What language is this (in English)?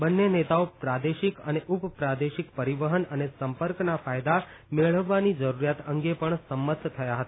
Gujarati